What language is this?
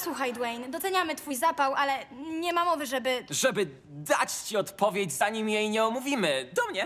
Polish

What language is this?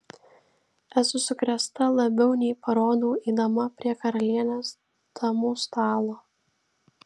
Lithuanian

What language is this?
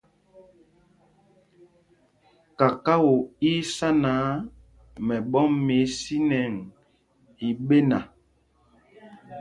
Mpumpong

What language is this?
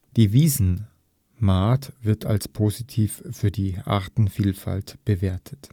German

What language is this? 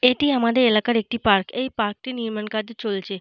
Bangla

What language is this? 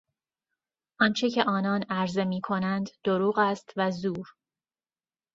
Persian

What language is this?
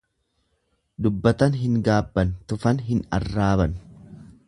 Oromo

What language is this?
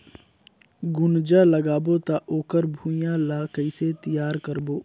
Chhattisgarhi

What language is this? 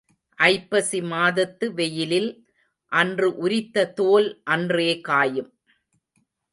Tamil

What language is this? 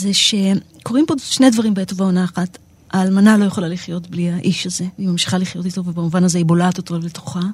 Hebrew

